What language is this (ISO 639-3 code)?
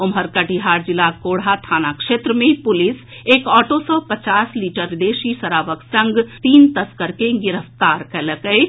mai